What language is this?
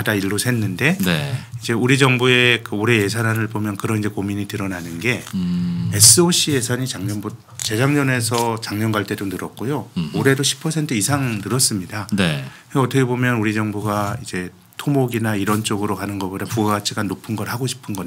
Korean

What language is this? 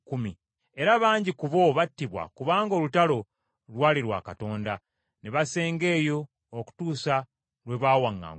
Ganda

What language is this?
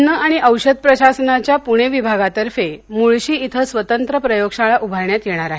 Marathi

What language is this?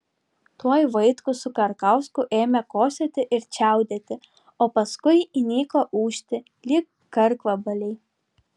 Lithuanian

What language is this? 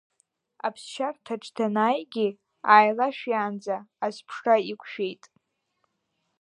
Abkhazian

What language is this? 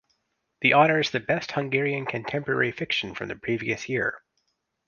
English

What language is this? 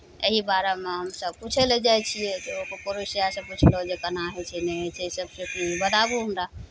Maithili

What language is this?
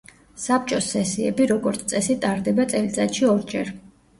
Georgian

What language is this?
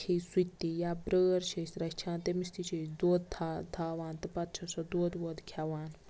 Kashmiri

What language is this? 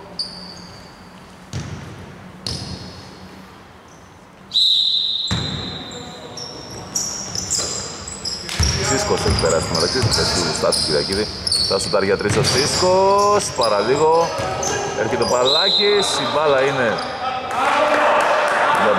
Greek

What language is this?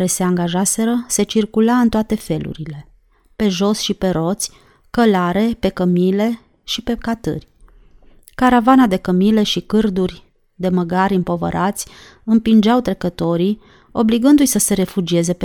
Romanian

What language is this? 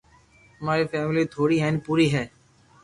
Loarki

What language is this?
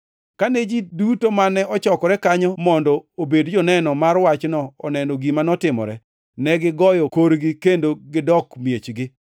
Luo (Kenya and Tanzania)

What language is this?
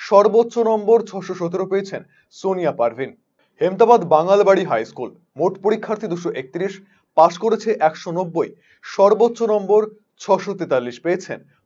Bangla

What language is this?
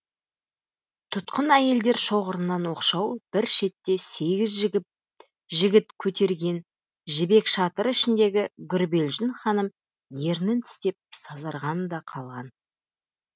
Kazakh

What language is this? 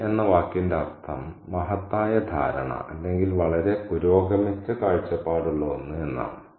Malayalam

